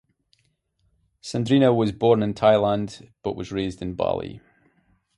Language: English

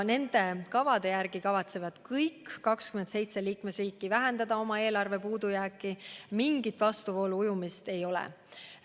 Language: Estonian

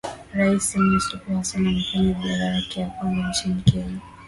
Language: Swahili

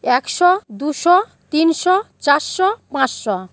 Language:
Bangla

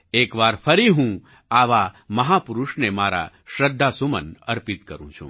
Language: Gujarati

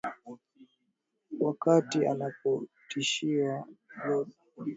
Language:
Swahili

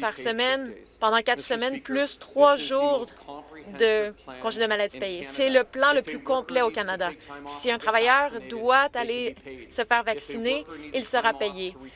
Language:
French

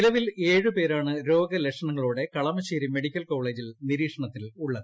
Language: Malayalam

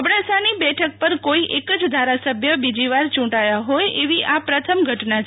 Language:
Gujarati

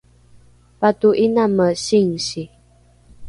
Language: Rukai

